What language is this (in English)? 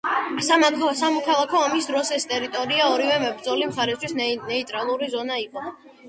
Georgian